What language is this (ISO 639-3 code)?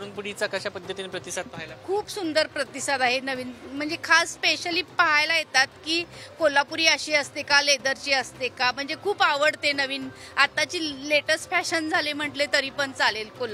hin